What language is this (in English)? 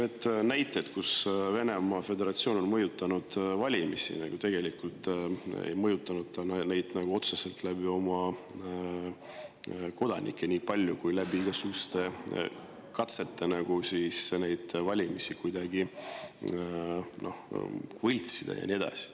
Estonian